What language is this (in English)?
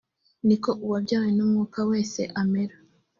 Kinyarwanda